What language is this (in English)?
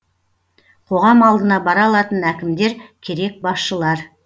Kazakh